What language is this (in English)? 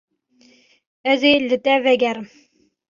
Kurdish